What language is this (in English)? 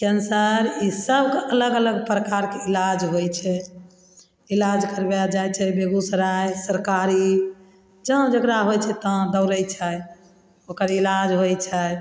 Maithili